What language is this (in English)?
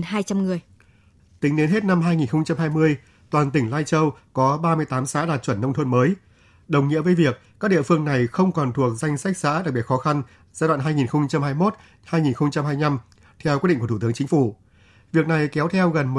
Vietnamese